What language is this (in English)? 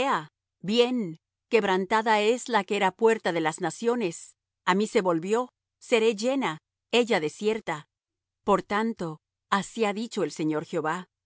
Spanish